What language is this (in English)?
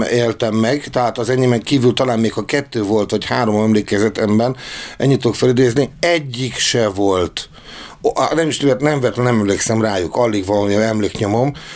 Hungarian